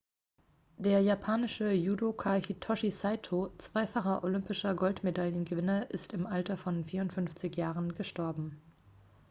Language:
German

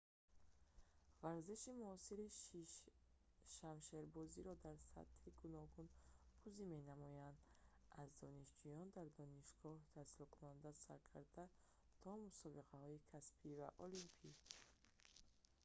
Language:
Tajik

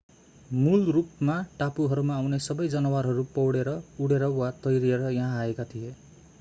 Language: Nepali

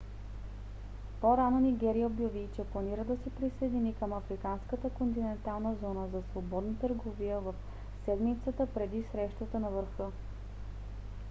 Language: Bulgarian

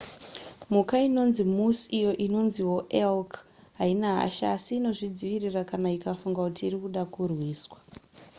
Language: Shona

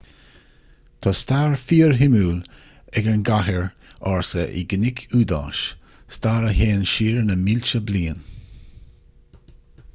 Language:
Irish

